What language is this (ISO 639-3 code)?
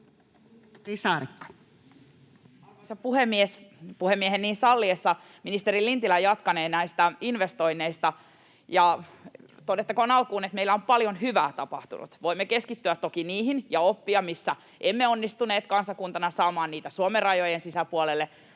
fin